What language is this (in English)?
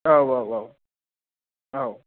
Bodo